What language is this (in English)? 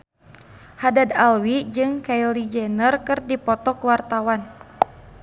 Sundanese